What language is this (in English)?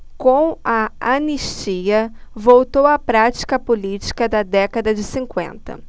Portuguese